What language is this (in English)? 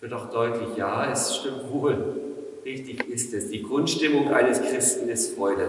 German